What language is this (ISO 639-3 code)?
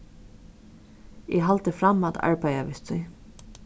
fao